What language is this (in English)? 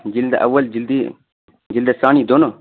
Urdu